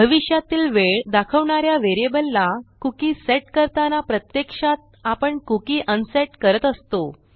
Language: Marathi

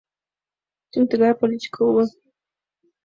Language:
Mari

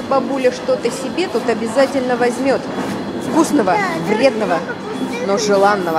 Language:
Russian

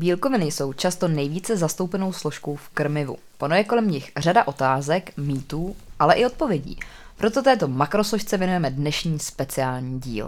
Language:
Czech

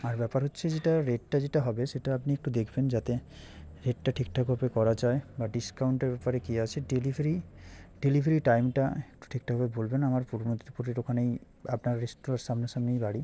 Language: Bangla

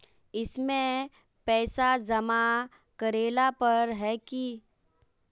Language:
Magahi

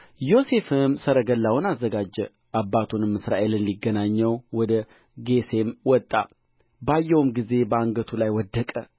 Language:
Amharic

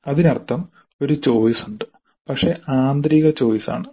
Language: Malayalam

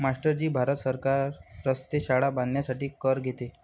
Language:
Marathi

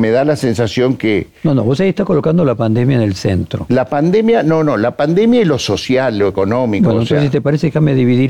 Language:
Spanish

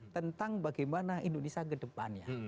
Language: Indonesian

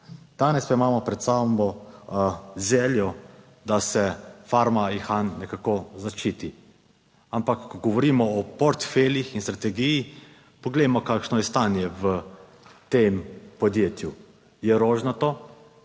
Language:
Slovenian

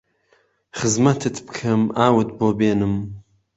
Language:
Central Kurdish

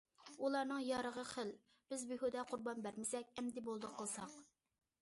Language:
Uyghur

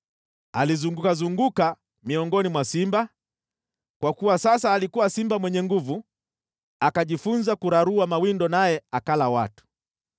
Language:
Swahili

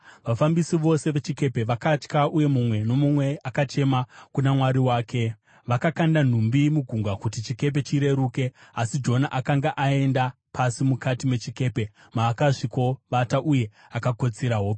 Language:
Shona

